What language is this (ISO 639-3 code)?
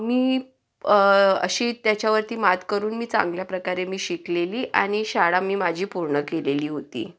mar